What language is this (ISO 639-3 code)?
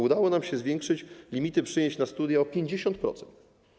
pol